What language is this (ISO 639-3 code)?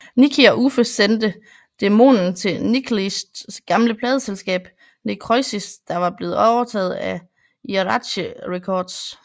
dan